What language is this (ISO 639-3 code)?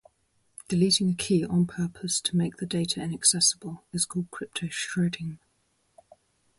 eng